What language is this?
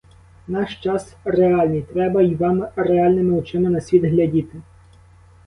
Ukrainian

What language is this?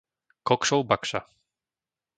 Slovak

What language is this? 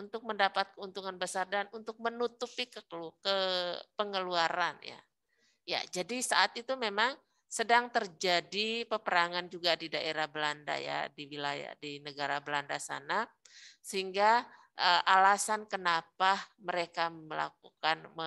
Indonesian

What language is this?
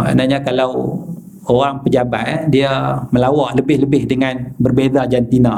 Malay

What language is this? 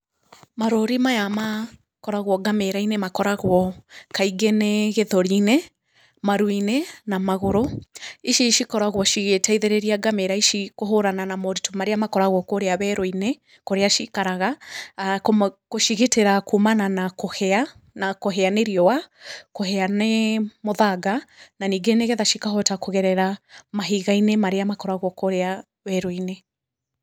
Kikuyu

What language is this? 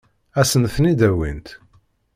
Kabyle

